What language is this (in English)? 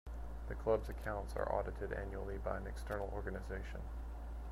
English